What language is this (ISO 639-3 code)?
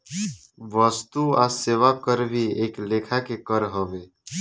bho